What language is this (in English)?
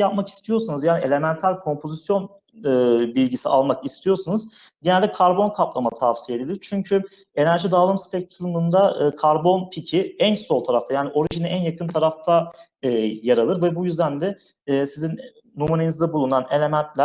Turkish